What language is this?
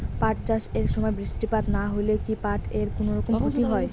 Bangla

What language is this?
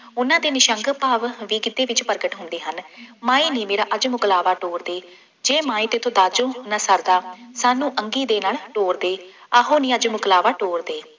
Punjabi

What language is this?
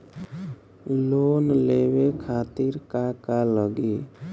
Bhojpuri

